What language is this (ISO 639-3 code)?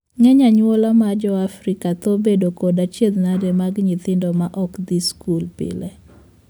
luo